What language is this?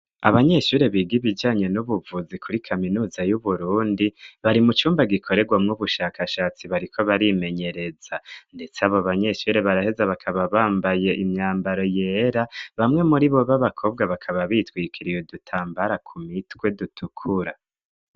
Rundi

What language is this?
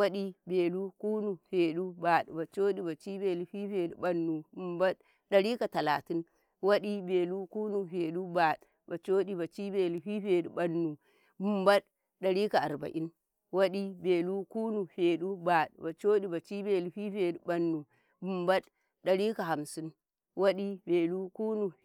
Karekare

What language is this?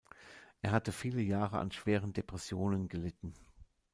German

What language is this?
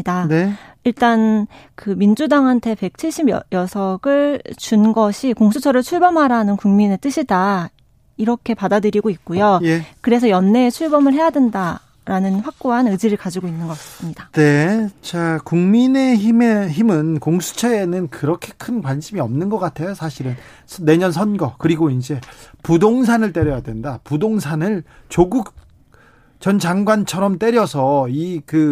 Korean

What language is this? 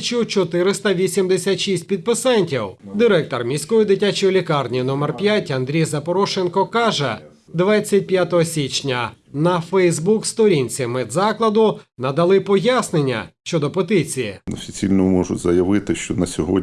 Ukrainian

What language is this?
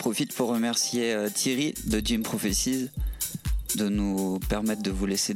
French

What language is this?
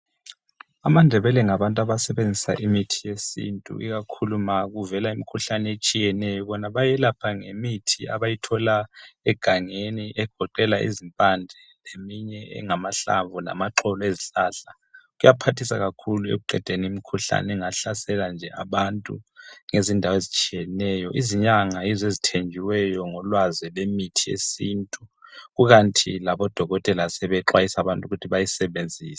North Ndebele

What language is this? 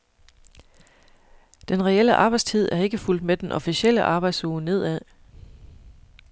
Danish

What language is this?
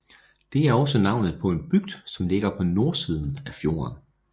Danish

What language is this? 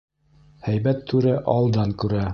Bashkir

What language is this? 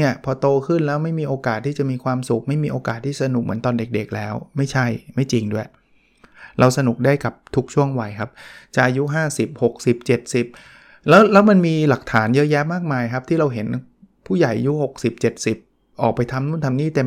Thai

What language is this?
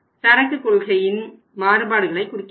Tamil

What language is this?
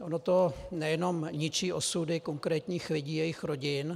Czech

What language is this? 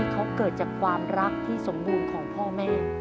Thai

